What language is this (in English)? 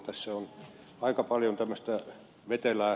Finnish